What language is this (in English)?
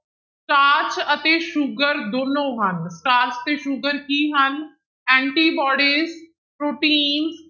Punjabi